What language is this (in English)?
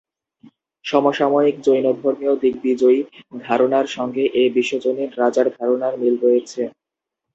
Bangla